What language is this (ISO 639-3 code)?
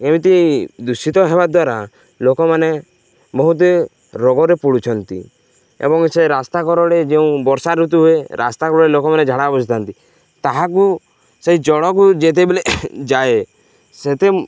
ori